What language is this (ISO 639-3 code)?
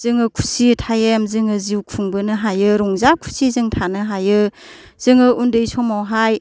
brx